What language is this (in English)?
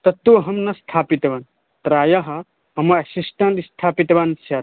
Sanskrit